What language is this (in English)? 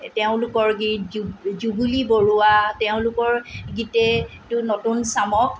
Assamese